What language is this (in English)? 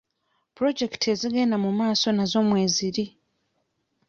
Ganda